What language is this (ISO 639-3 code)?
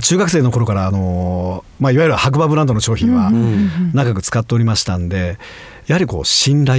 jpn